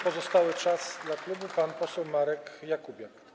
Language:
Polish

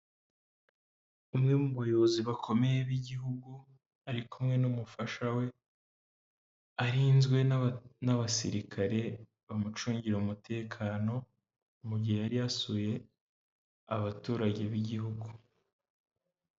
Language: Kinyarwanda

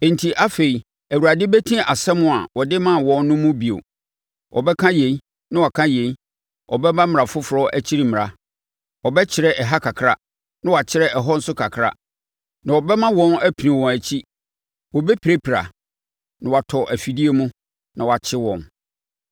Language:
Akan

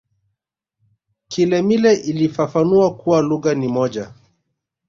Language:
Swahili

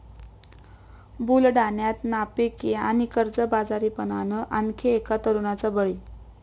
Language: Marathi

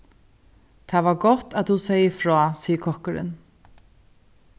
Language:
Faroese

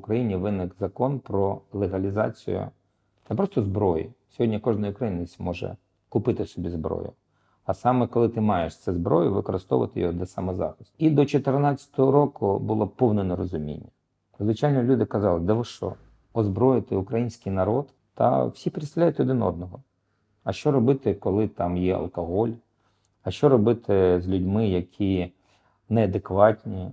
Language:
Ukrainian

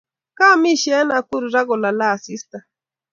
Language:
Kalenjin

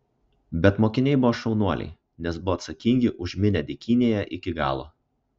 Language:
Lithuanian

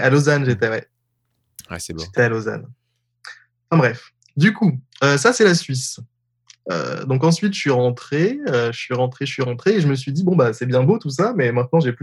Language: French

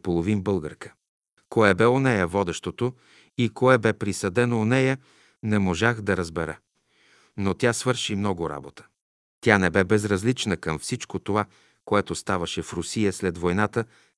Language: Bulgarian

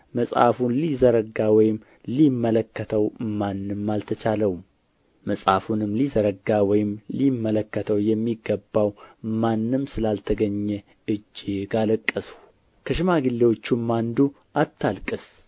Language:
Amharic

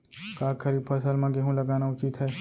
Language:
Chhattisgarhi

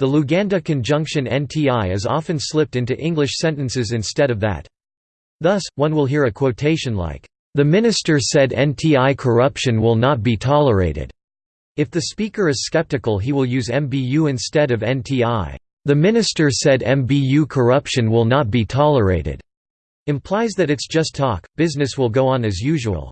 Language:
English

